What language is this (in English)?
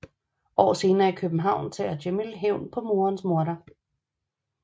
Danish